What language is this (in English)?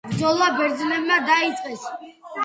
Georgian